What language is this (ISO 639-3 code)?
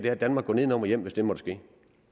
dan